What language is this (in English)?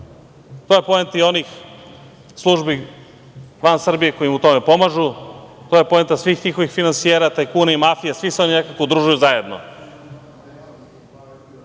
Serbian